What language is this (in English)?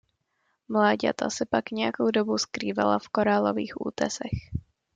Czech